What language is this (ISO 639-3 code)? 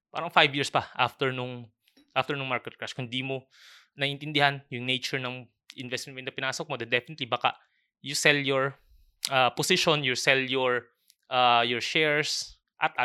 fil